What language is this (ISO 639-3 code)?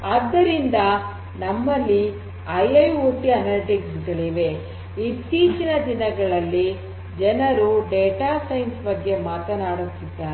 kan